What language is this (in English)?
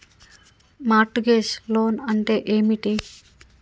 Telugu